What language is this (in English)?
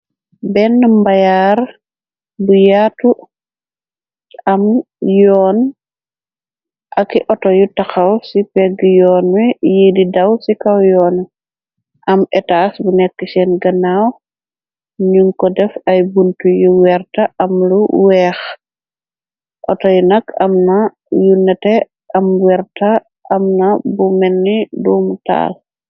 Wolof